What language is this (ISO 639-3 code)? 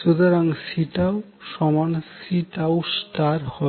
ben